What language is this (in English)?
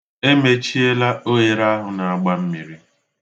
Igbo